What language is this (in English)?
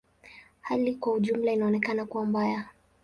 Swahili